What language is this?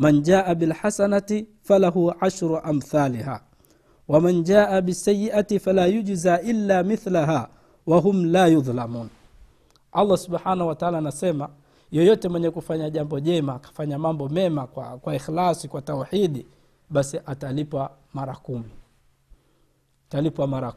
Swahili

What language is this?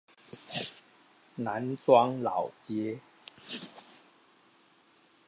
Chinese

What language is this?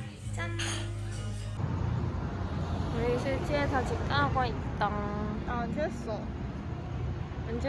Korean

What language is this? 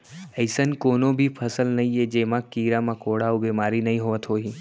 Chhattisgarhi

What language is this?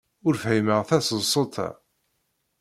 Kabyle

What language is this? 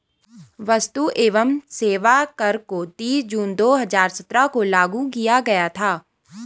Hindi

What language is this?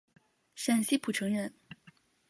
Chinese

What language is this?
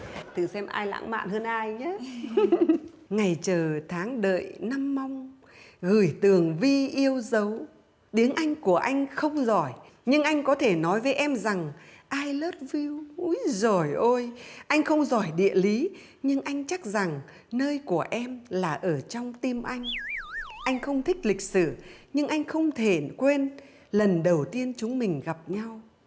Vietnamese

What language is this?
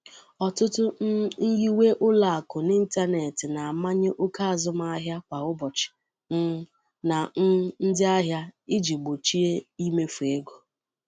Igbo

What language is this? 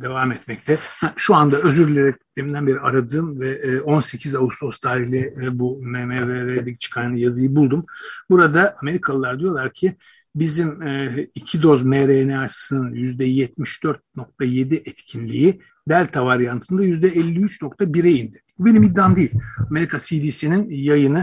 Turkish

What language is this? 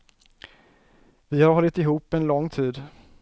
Swedish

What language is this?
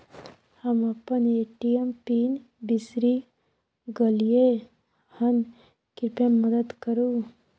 Maithili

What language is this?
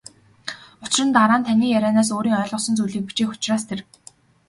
Mongolian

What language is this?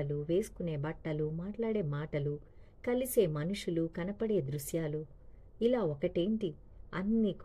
Telugu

